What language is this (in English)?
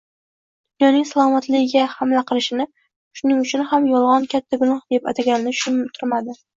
Uzbek